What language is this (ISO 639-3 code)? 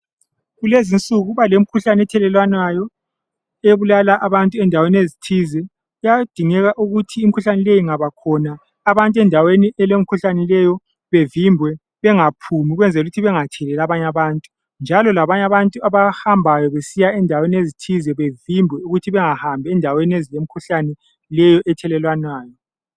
nde